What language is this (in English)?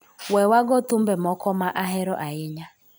Luo (Kenya and Tanzania)